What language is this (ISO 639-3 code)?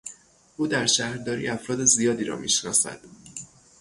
fas